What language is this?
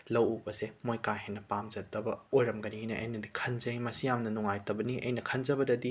Manipuri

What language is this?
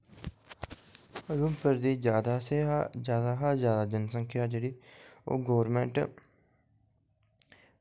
Dogri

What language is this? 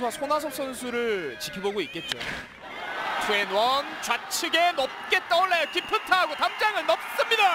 Korean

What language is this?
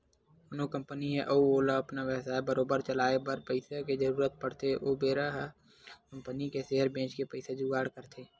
Chhattisgarhi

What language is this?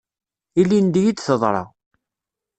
Kabyle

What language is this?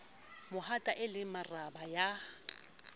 Southern Sotho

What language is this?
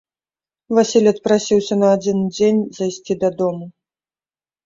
Belarusian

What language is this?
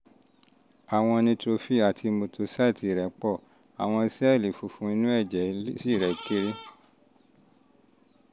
Yoruba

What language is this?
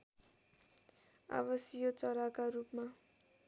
Nepali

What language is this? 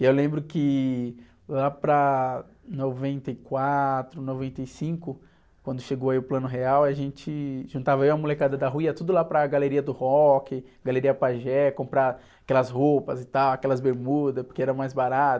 Portuguese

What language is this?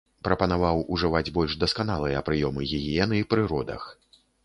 Belarusian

